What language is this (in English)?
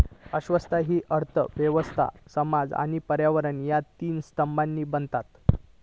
Marathi